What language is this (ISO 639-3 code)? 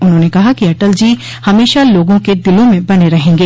hin